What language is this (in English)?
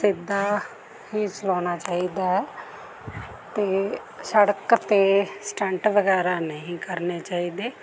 Punjabi